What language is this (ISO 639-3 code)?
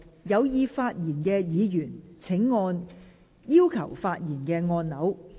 yue